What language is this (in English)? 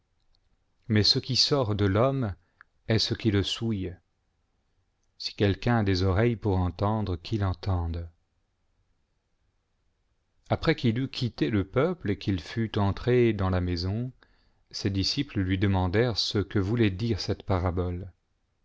French